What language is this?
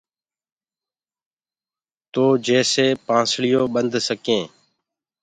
Gurgula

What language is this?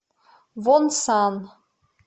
Russian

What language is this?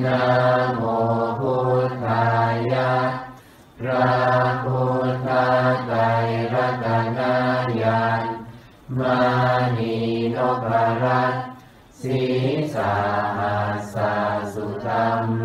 Thai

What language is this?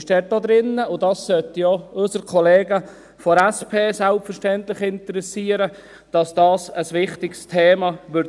Swiss German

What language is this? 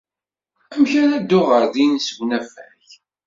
Kabyle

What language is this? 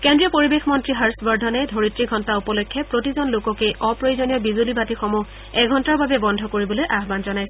Assamese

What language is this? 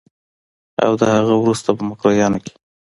Pashto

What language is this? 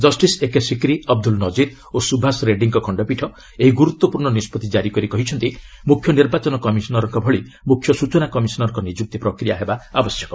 Odia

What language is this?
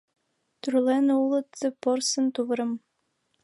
Mari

